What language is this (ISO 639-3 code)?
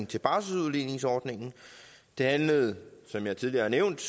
dan